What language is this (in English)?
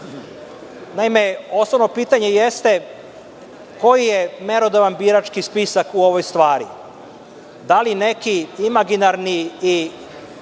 Serbian